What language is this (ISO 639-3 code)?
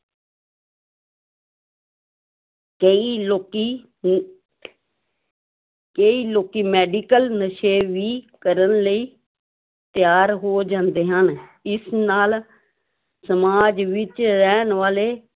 pan